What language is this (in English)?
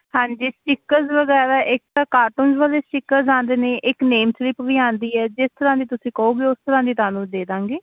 Punjabi